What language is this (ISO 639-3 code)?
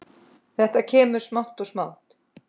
isl